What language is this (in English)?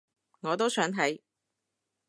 Cantonese